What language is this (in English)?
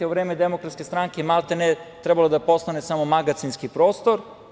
Serbian